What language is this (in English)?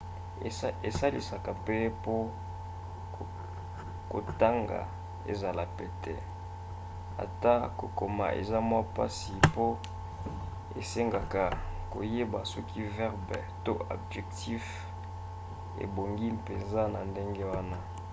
Lingala